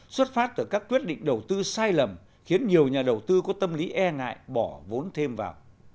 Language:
Vietnamese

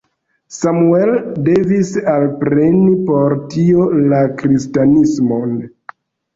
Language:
Esperanto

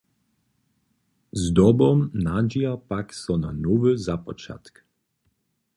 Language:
Upper Sorbian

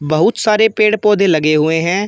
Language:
Hindi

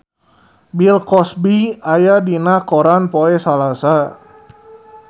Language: Sundanese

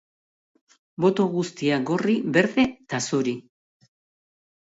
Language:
Basque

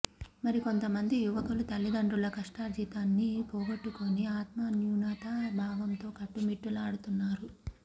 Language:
Telugu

